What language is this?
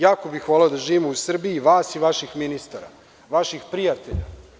Serbian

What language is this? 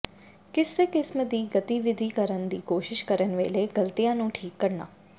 Punjabi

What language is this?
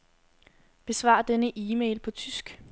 Danish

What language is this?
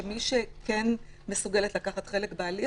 Hebrew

